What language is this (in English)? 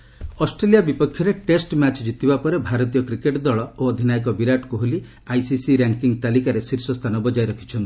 Odia